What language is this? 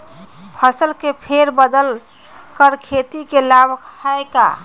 Magahi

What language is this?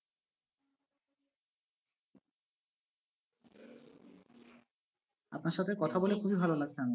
Bangla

